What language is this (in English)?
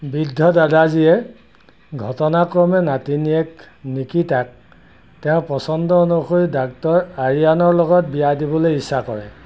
Assamese